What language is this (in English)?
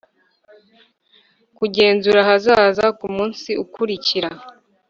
Kinyarwanda